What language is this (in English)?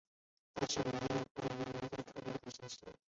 Chinese